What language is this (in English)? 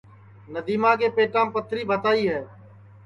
Sansi